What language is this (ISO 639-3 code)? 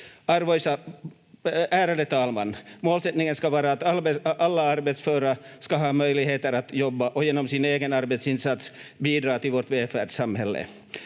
fin